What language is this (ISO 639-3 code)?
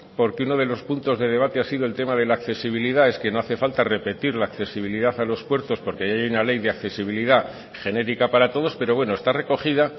spa